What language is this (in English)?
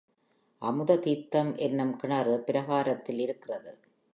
Tamil